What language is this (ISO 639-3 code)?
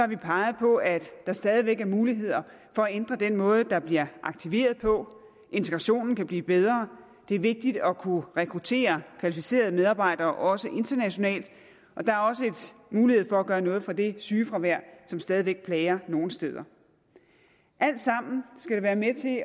dan